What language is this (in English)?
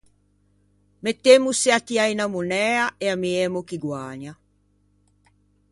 Ligurian